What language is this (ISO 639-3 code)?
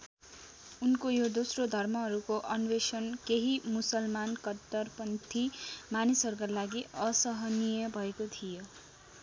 nep